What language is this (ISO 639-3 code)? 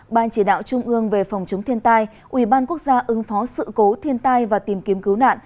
vie